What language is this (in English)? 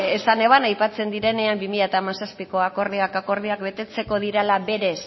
Basque